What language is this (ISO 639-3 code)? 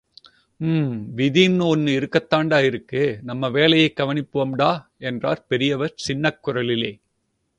tam